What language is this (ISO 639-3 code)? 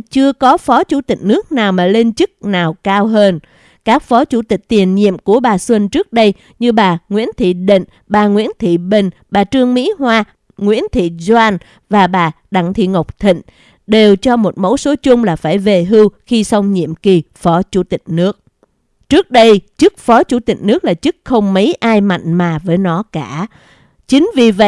vie